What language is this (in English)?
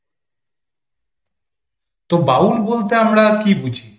Bangla